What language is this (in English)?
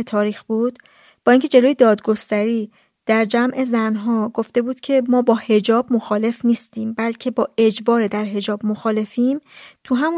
Persian